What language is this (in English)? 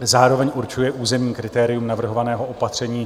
Czech